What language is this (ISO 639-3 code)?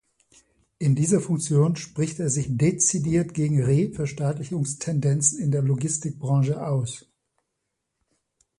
deu